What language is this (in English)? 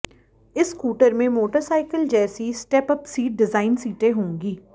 Hindi